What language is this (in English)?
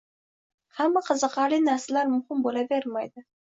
Uzbek